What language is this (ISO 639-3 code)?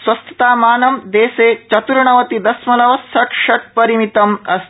san